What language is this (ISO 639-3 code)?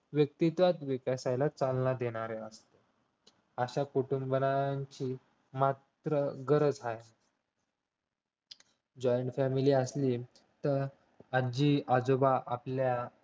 mar